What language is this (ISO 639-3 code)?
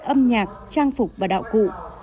vie